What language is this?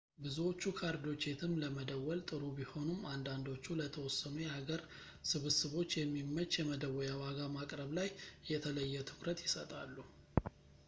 Amharic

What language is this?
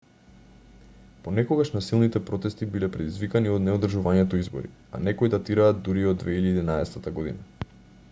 Macedonian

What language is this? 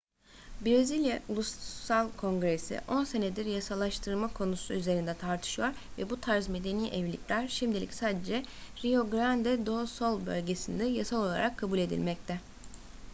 Turkish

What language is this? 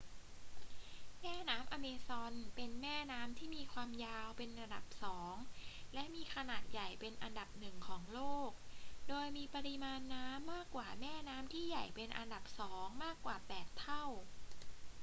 Thai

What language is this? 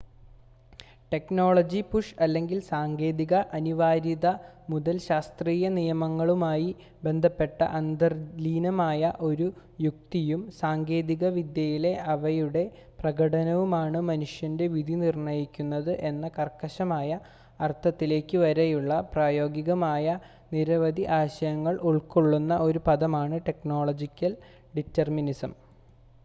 Malayalam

